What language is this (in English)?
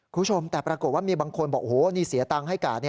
Thai